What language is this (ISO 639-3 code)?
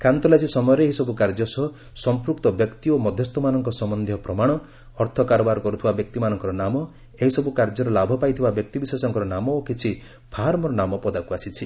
ori